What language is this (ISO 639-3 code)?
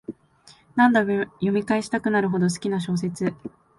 jpn